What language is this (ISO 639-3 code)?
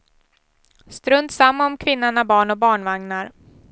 swe